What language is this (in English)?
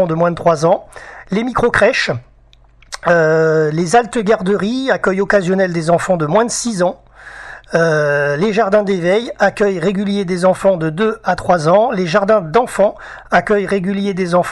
French